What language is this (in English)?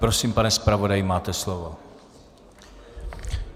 Czech